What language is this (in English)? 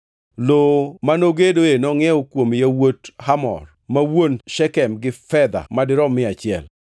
Luo (Kenya and Tanzania)